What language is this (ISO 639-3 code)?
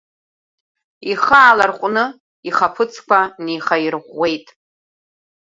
abk